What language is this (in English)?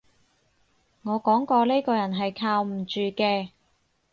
Cantonese